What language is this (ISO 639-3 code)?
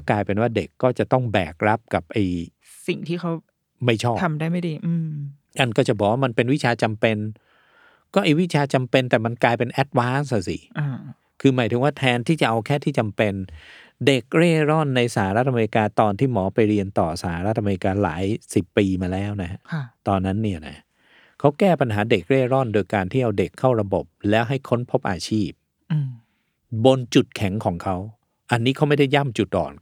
tha